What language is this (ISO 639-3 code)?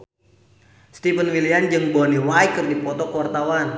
sun